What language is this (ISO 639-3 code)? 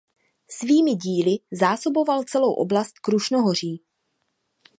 ces